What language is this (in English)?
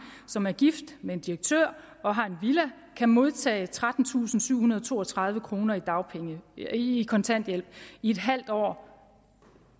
Danish